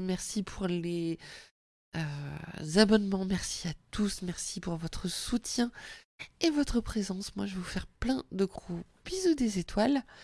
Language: French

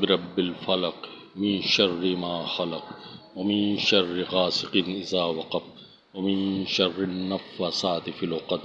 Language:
Urdu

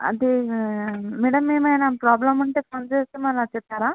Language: Telugu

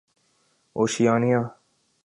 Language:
Urdu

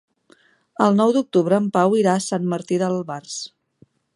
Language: Catalan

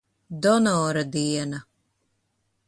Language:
Latvian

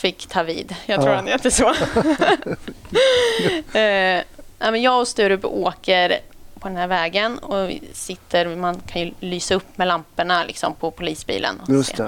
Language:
Swedish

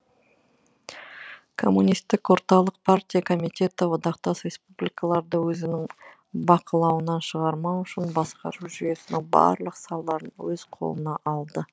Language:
Kazakh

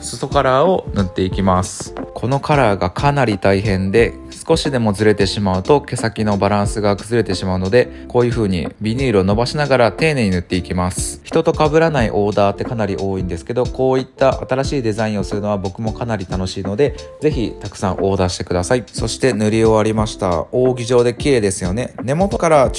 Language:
Japanese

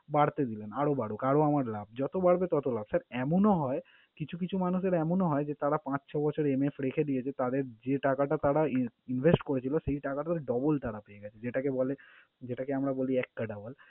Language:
Bangla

